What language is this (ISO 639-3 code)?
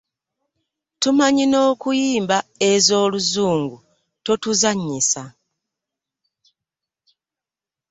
lug